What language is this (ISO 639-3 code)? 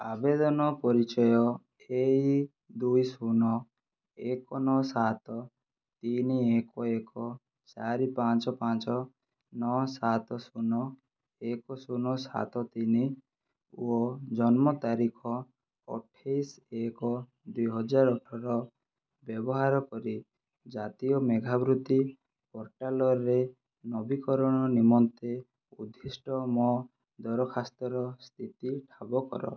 ori